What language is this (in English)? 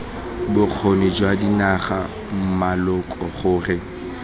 Tswana